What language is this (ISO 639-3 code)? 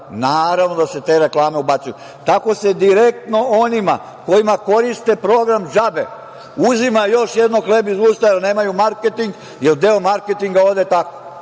srp